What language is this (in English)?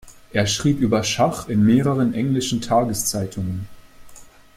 German